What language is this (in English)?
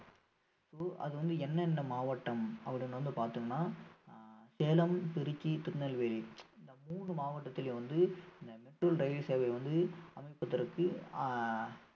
Tamil